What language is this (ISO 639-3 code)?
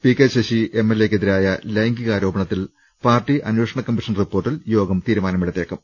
mal